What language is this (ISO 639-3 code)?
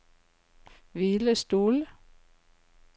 nor